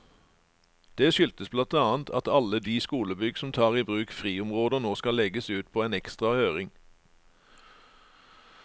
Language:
Norwegian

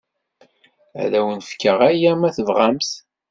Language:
Kabyle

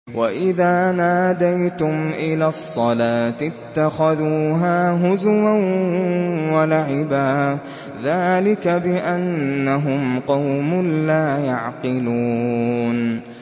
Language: Arabic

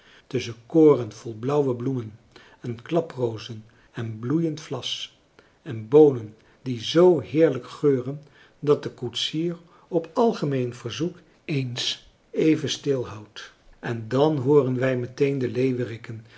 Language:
Dutch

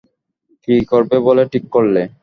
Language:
Bangla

